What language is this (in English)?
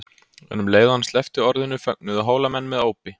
Icelandic